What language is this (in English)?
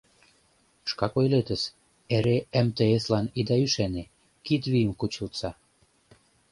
Mari